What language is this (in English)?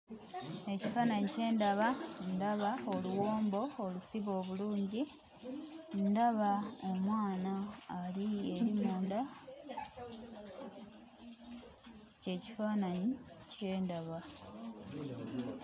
Ganda